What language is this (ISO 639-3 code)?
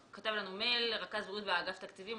heb